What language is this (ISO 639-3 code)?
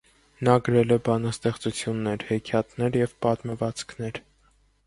hye